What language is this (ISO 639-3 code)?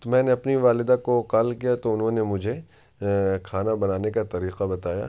urd